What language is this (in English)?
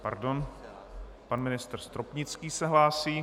Czech